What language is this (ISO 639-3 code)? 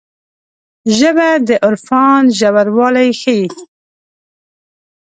pus